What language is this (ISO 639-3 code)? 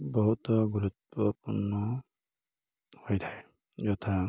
ori